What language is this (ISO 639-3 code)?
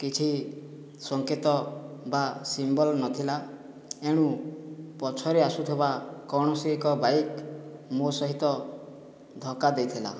ori